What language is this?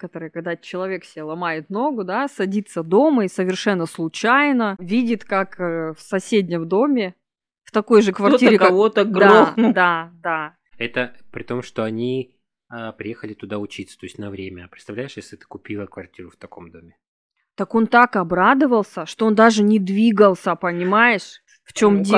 Russian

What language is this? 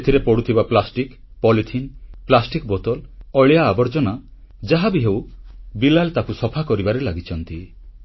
Odia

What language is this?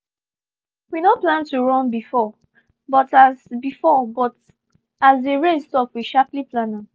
Nigerian Pidgin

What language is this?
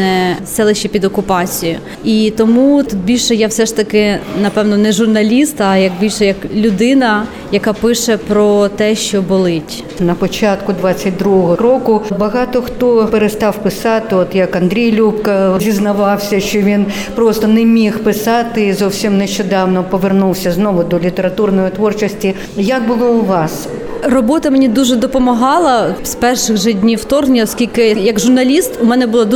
Ukrainian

